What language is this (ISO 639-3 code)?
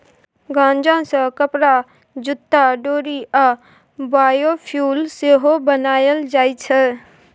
mai